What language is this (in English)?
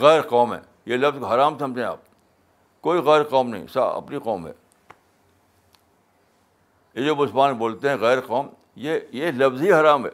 Urdu